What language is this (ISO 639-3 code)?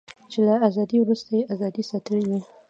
pus